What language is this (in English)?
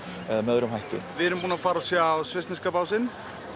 Icelandic